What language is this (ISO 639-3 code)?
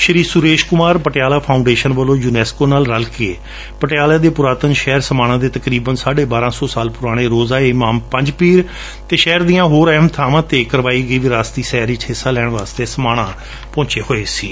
pan